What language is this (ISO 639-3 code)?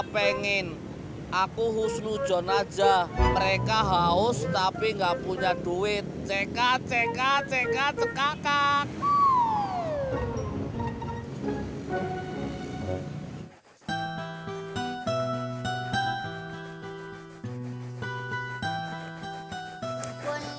ind